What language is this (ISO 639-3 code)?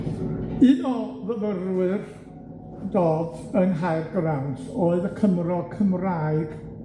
cym